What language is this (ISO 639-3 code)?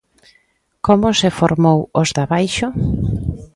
glg